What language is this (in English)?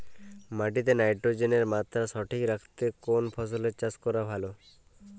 Bangla